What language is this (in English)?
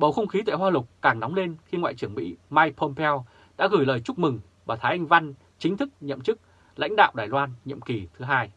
Vietnamese